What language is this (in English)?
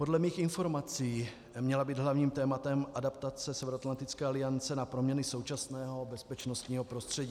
Czech